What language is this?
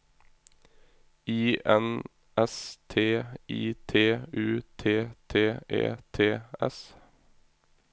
Norwegian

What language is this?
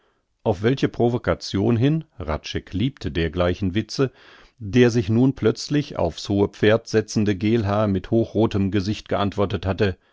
German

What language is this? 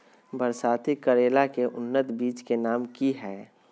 Magahi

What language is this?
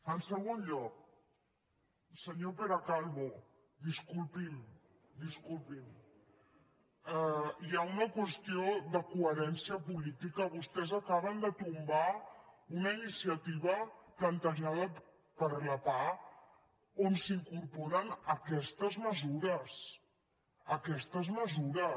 Catalan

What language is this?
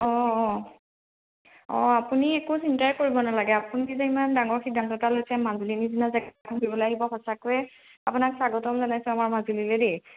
Assamese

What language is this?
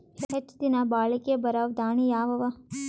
Kannada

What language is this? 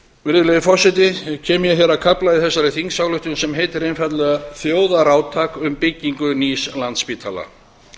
Icelandic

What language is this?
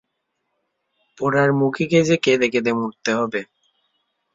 Bangla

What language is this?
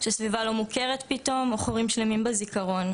Hebrew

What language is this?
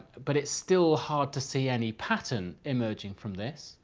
English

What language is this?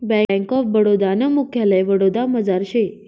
Marathi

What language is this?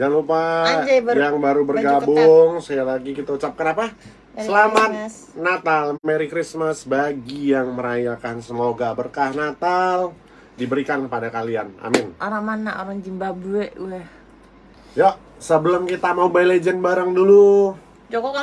Indonesian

